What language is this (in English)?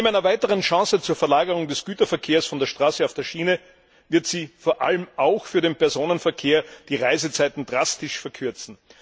German